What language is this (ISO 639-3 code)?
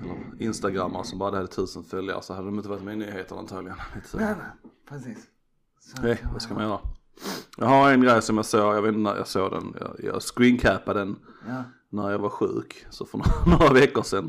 swe